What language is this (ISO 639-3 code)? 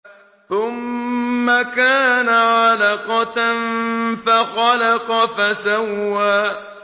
ara